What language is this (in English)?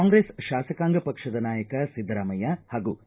Kannada